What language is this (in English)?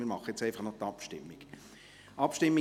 Swiss German